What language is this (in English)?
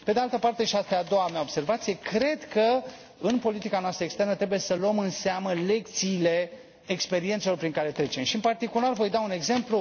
Romanian